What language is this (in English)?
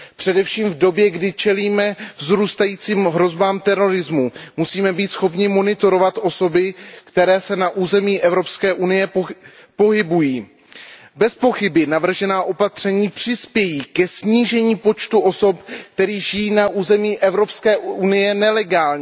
Czech